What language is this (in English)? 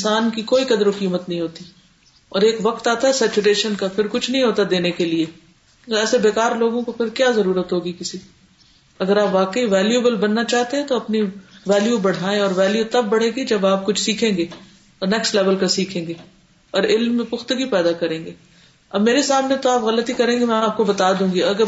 Urdu